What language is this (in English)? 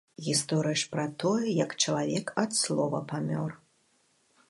Belarusian